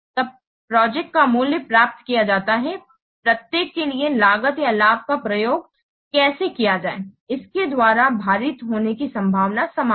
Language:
Hindi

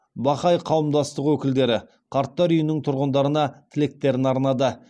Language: Kazakh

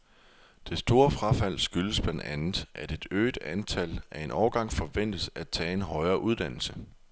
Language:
Danish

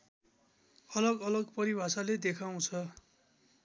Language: Nepali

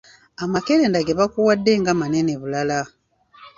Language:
Ganda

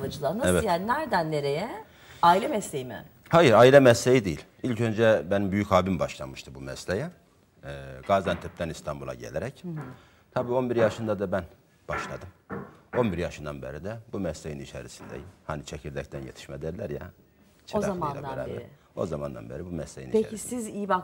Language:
Turkish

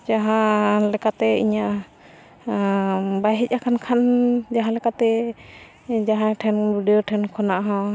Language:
Santali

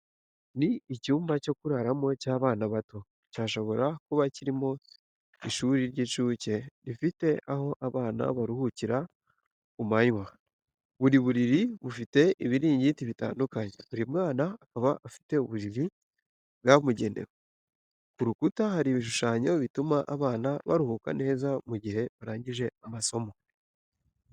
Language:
Kinyarwanda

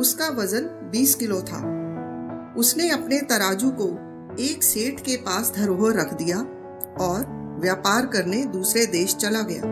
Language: Hindi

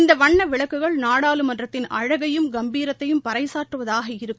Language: Tamil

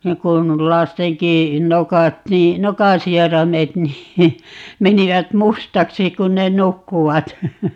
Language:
Finnish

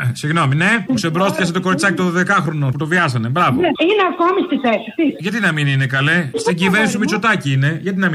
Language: Greek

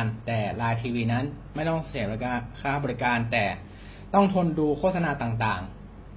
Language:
Thai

